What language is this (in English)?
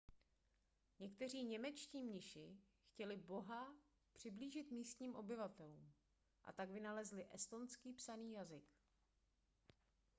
Czech